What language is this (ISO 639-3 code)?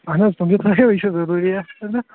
kas